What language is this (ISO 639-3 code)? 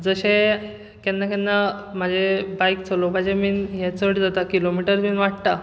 kok